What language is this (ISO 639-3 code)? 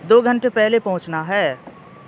urd